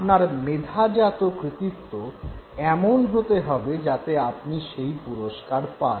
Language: Bangla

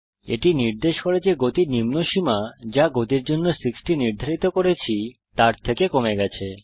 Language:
Bangla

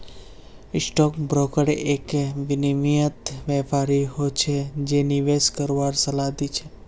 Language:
Magahi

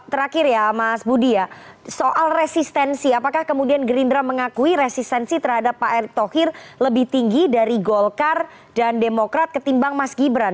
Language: Indonesian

